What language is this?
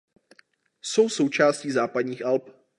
Czech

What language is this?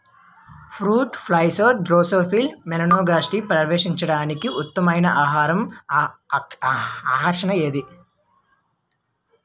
Telugu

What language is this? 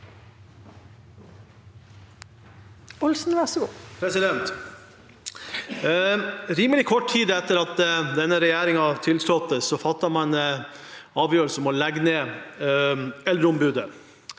Norwegian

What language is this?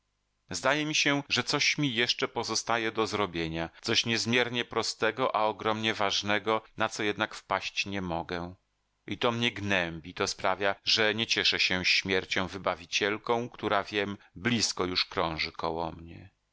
Polish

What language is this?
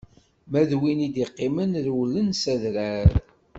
Kabyle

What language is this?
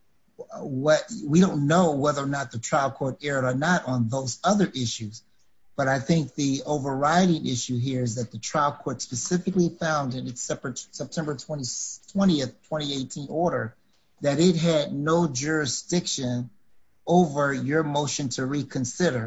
English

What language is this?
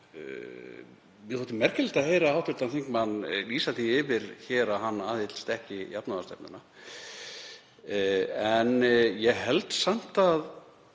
Icelandic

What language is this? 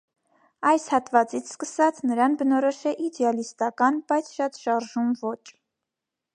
Armenian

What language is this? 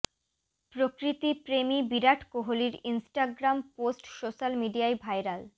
Bangla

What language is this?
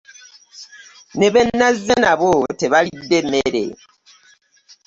Ganda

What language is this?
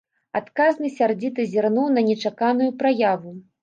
Belarusian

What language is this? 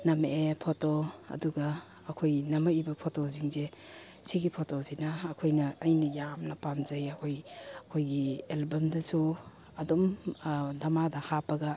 Manipuri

